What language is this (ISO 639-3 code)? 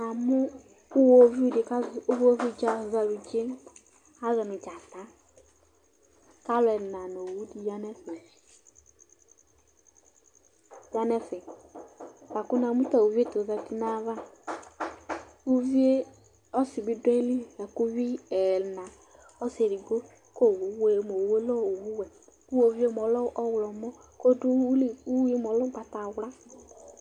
kpo